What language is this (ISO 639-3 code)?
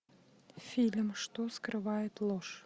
rus